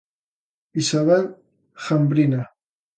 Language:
Galician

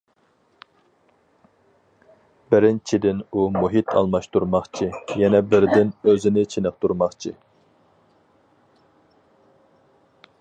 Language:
Uyghur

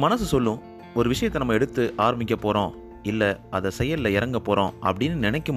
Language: Tamil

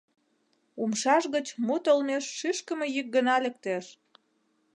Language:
Mari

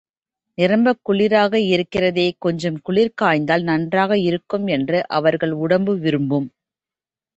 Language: Tamil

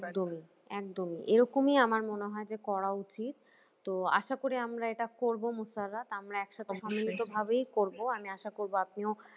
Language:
Bangla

